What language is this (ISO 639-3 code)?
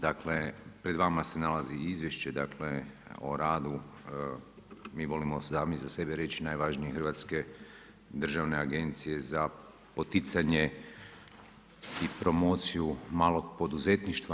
hrv